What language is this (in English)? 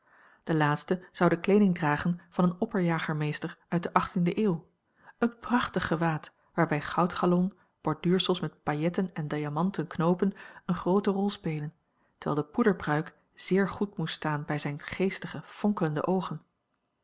Dutch